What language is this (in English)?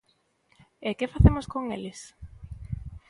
Galician